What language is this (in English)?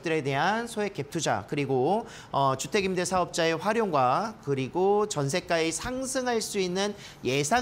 Korean